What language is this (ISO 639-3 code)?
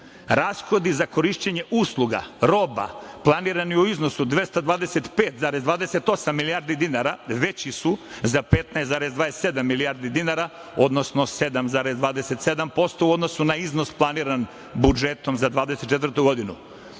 srp